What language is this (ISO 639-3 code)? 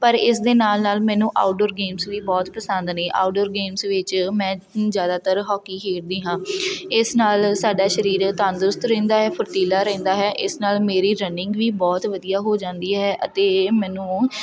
pan